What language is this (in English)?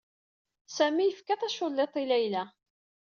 Kabyle